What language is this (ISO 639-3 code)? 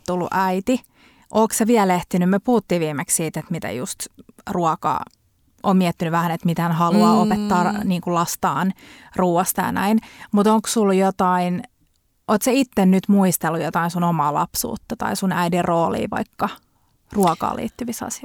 fin